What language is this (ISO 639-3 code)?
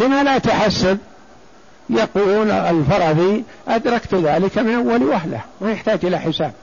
ara